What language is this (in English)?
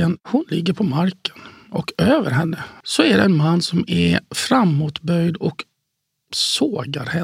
Swedish